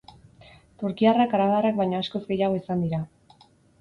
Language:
Basque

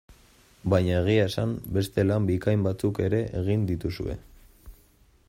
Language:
Basque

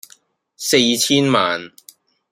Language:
Cantonese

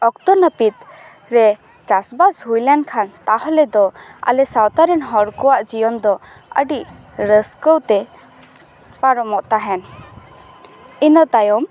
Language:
Santali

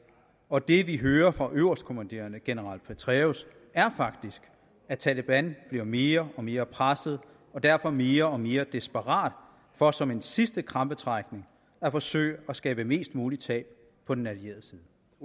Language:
Danish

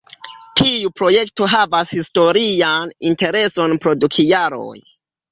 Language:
Esperanto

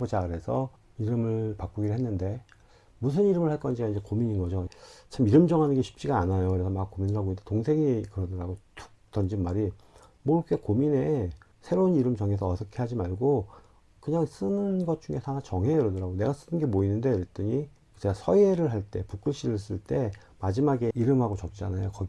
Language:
Korean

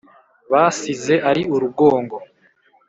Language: Kinyarwanda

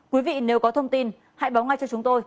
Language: Vietnamese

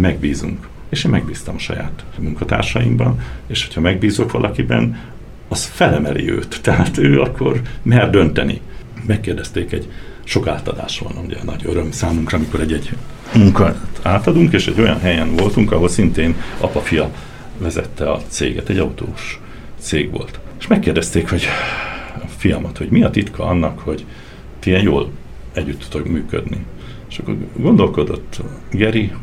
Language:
Hungarian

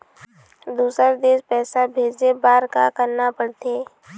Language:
Chhattisgarhi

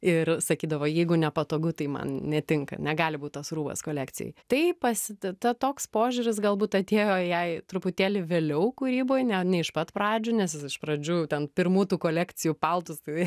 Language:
Lithuanian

